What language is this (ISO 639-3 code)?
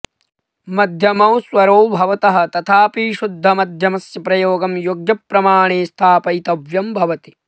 san